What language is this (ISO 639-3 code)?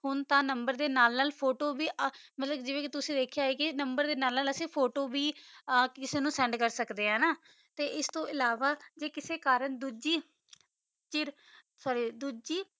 pan